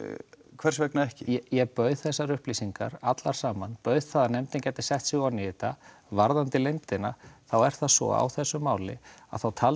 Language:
Icelandic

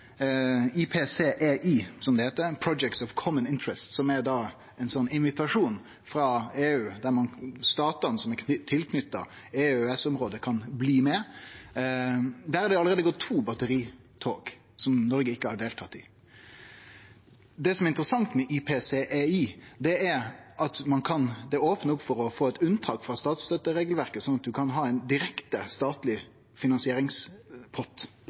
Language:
Norwegian Nynorsk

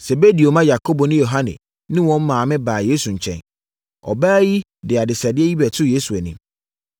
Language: Akan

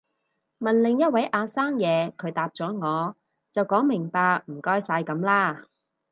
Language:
Cantonese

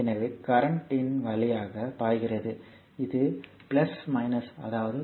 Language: Tamil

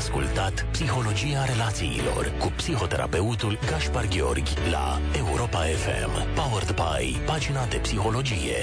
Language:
Romanian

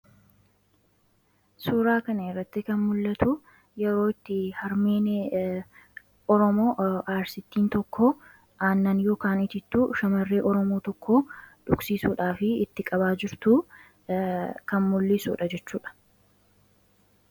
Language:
Oromo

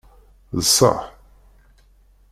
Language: Kabyle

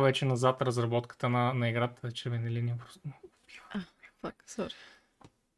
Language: Bulgarian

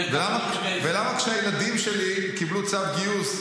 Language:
Hebrew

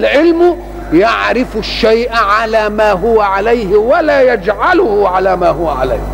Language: Arabic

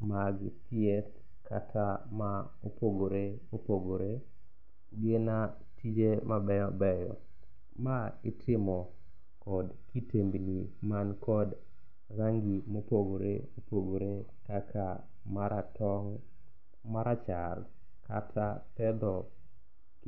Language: Luo (Kenya and Tanzania)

